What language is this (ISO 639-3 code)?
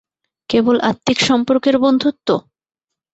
ben